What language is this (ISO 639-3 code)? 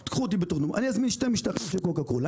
heb